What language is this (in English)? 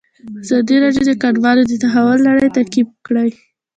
Pashto